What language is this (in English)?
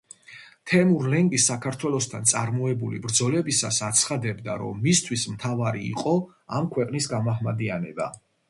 Georgian